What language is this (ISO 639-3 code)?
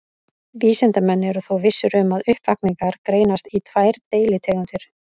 isl